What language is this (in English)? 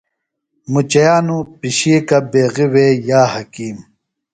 Phalura